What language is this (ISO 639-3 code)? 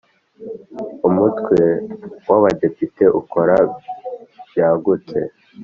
kin